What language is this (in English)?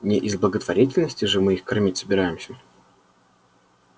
Russian